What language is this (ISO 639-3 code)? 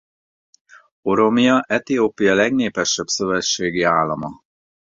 hun